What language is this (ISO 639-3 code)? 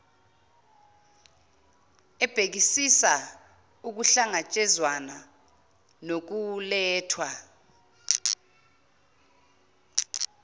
zul